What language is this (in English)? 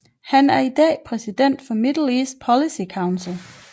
Danish